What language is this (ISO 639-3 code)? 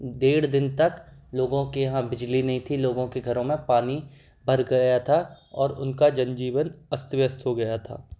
hin